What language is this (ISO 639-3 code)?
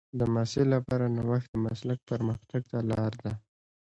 pus